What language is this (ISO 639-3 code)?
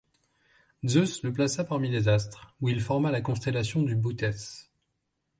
fra